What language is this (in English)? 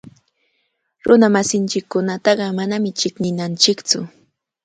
Cajatambo North Lima Quechua